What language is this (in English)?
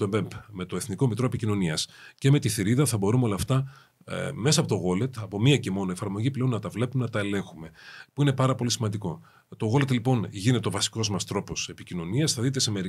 Greek